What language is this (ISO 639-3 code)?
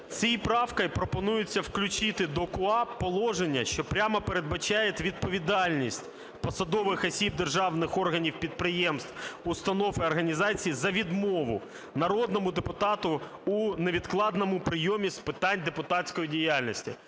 ukr